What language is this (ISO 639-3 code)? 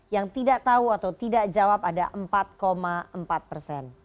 ind